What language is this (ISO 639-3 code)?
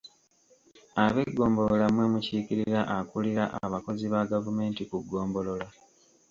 lug